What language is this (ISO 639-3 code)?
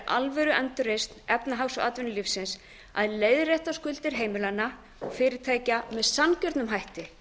isl